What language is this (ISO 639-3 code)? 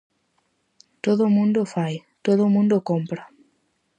glg